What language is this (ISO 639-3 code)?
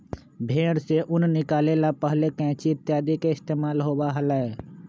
mag